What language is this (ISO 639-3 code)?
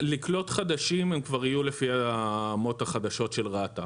heb